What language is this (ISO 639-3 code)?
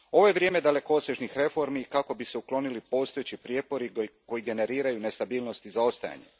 hrv